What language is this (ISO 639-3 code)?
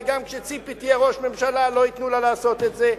heb